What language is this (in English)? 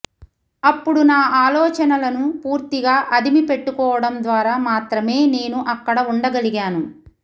Telugu